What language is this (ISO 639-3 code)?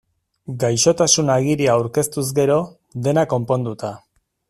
eus